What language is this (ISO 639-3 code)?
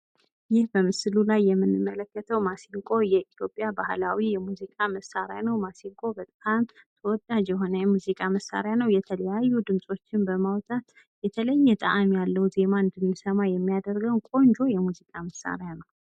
amh